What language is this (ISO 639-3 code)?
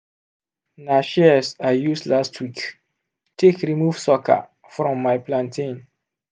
pcm